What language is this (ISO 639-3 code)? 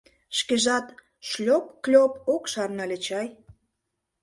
chm